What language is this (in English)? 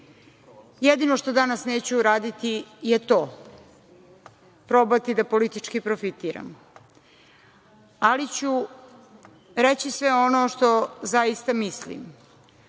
Serbian